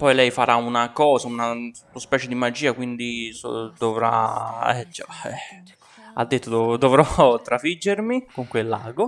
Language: Italian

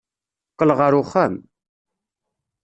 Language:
Kabyle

